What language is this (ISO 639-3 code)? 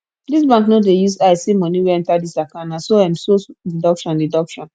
pcm